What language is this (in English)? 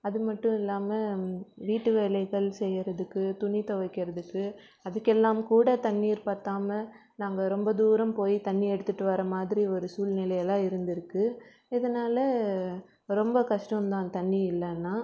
Tamil